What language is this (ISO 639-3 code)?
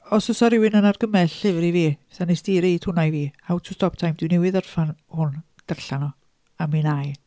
cym